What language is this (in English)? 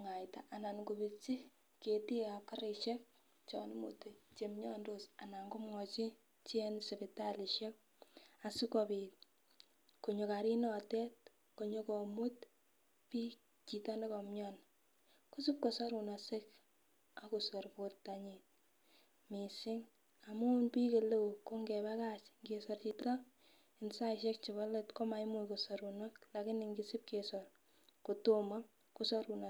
Kalenjin